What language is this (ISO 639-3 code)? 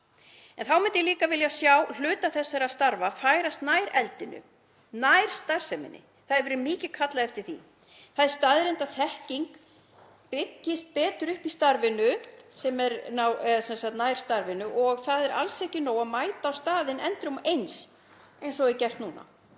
isl